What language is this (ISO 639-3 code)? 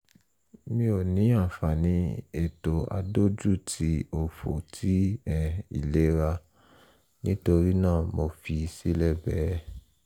yor